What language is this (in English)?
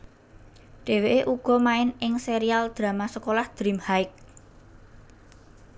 Javanese